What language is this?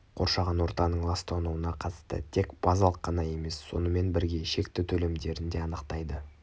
Kazakh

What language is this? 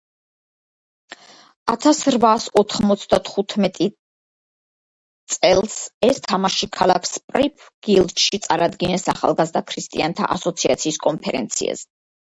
Georgian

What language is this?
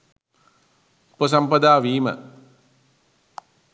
Sinhala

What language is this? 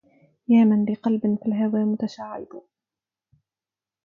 Arabic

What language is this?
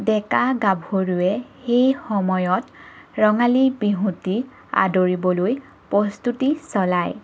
Assamese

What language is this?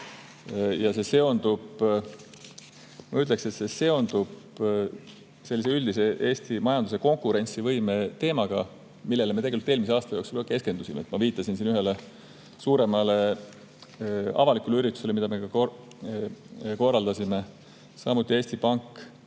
Estonian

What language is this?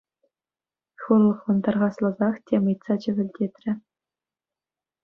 Chuvash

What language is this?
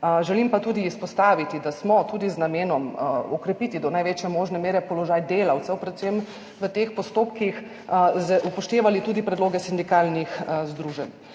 Slovenian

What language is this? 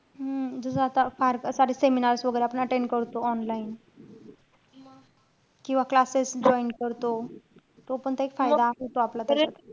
Marathi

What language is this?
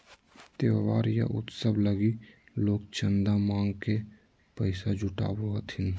Magahi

